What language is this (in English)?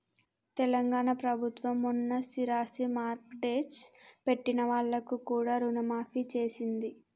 Telugu